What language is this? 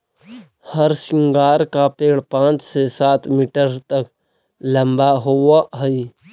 Magahi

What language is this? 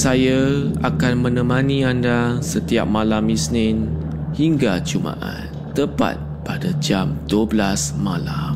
Malay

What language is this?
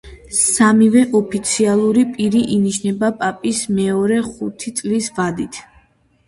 Georgian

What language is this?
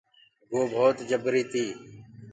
Gurgula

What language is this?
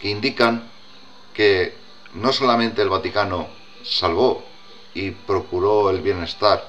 Spanish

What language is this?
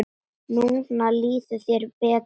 Icelandic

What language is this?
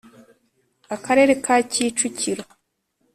Kinyarwanda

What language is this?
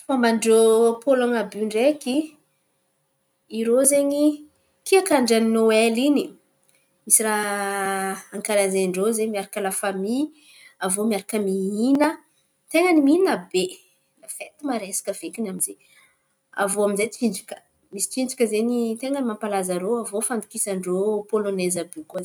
Antankarana Malagasy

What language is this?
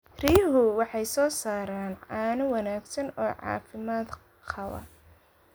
Somali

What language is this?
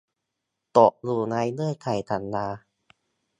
Thai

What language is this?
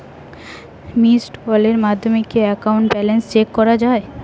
Bangla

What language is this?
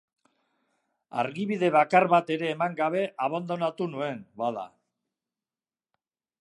Basque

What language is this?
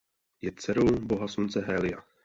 Czech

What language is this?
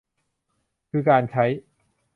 Thai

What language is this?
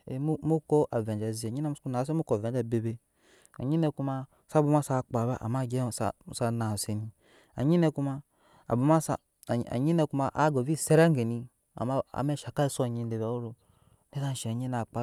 Nyankpa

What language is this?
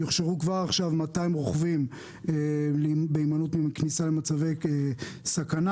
Hebrew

